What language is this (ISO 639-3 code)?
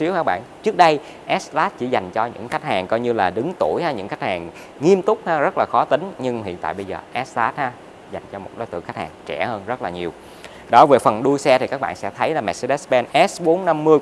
vie